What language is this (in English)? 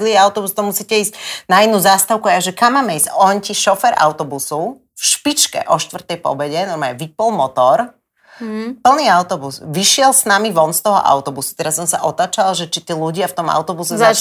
Slovak